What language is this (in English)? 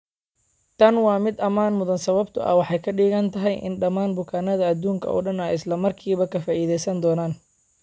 Somali